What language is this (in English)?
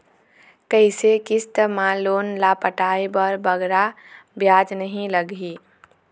Chhattisgarhi